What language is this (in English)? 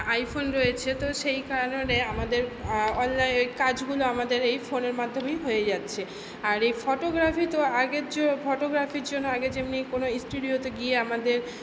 Bangla